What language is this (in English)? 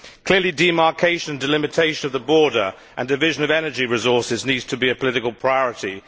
English